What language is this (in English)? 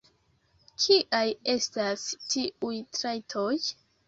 Esperanto